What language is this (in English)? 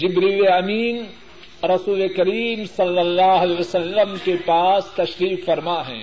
Urdu